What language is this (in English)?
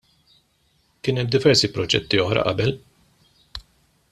Maltese